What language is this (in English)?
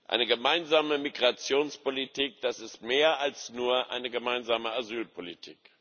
German